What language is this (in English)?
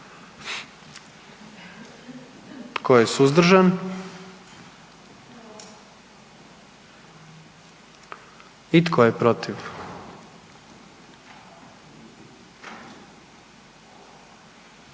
Croatian